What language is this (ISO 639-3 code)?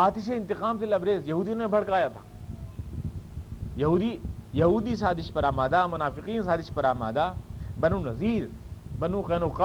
urd